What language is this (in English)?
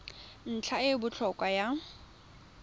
Tswana